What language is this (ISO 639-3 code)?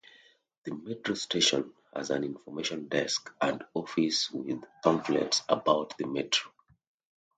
eng